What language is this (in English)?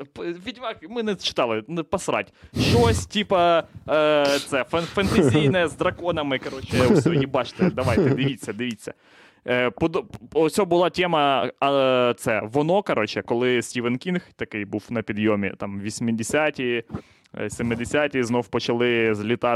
Ukrainian